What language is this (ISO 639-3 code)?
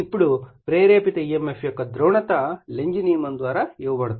tel